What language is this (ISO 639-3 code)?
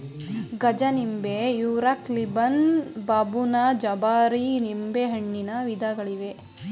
kan